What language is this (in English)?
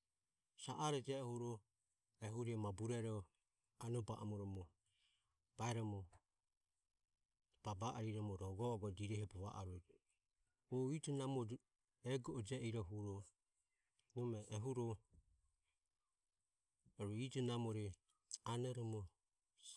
Ömie